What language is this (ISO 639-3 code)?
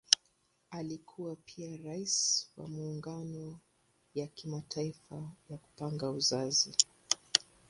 swa